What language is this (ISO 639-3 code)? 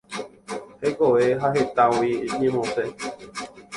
grn